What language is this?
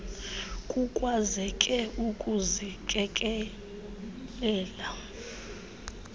Xhosa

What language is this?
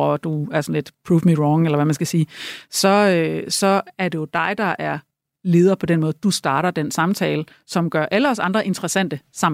Danish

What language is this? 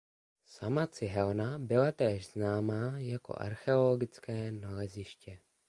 Czech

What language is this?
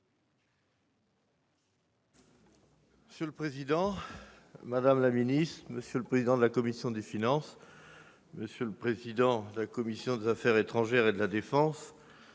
French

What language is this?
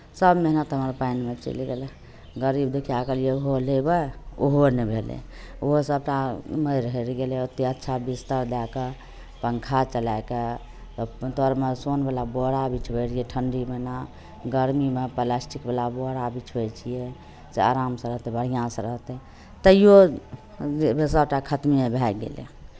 Maithili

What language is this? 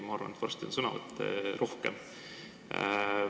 Estonian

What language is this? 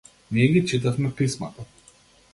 Macedonian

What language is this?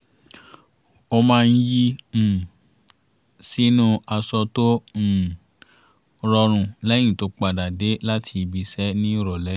Yoruba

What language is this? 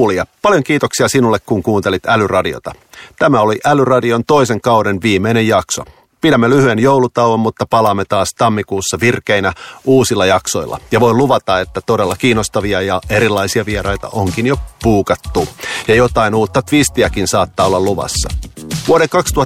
Finnish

